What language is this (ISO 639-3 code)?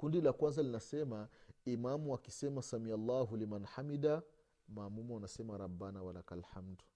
swa